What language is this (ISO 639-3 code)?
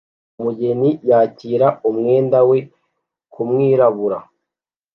kin